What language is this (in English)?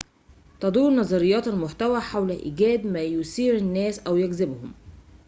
Arabic